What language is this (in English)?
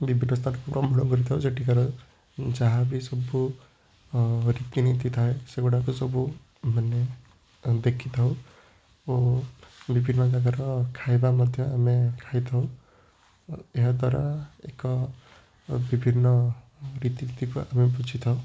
Odia